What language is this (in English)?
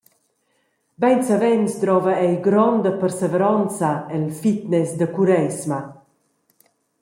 Romansh